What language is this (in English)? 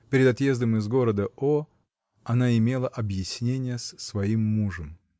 Russian